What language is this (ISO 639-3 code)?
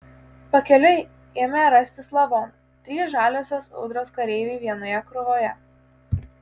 lit